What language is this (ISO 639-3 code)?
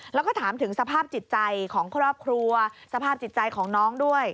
tha